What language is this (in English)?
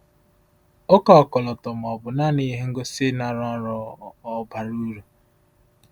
Igbo